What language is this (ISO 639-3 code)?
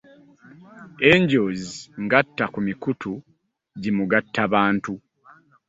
lug